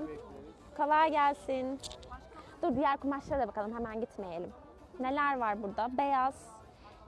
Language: Turkish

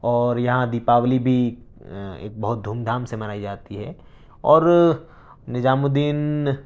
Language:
Urdu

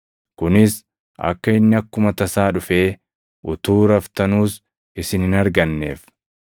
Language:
Oromo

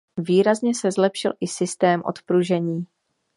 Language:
Czech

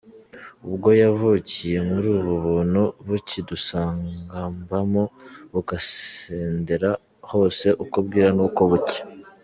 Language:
Kinyarwanda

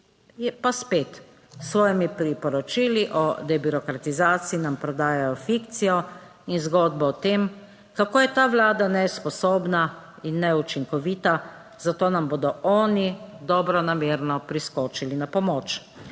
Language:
Slovenian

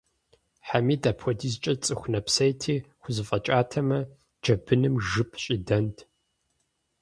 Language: Kabardian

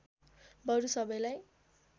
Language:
Nepali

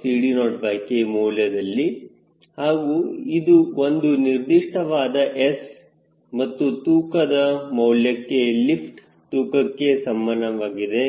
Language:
Kannada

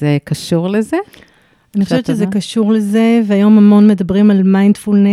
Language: Hebrew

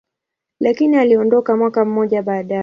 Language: Swahili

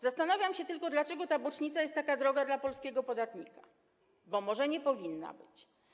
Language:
Polish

